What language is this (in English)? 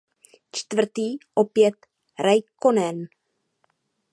Czech